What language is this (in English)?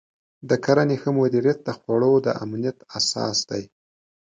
Pashto